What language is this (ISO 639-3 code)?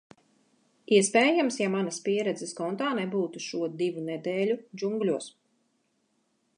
lav